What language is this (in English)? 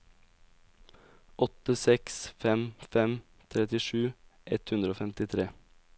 Norwegian